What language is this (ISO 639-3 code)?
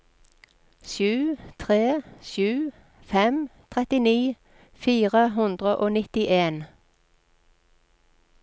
nor